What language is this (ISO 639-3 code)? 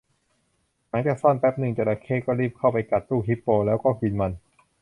tha